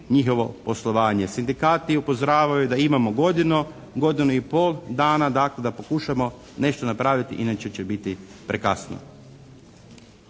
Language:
Croatian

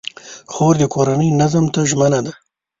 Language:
Pashto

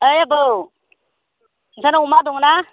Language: Bodo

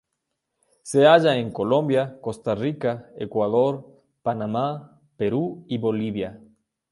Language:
Spanish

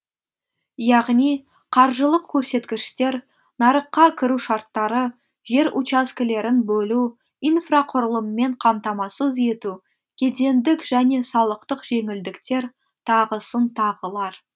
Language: Kazakh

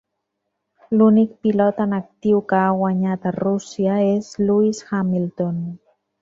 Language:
Catalan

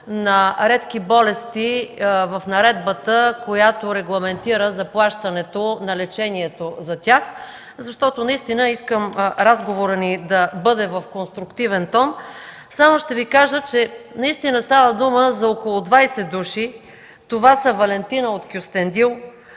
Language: Bulgarian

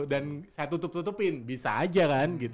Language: Indonesian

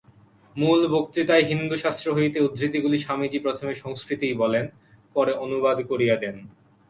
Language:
Bangla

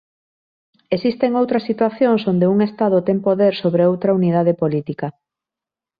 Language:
Galician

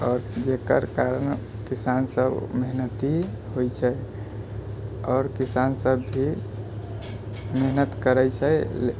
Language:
Maithili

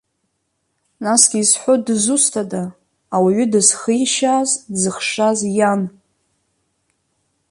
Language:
Abkhazian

